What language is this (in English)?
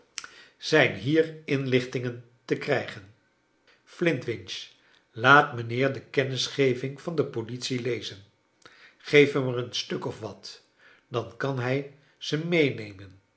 Dutch